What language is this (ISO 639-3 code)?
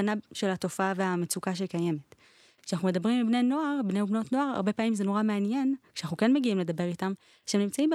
heb